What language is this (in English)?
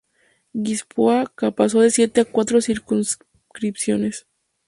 Spanish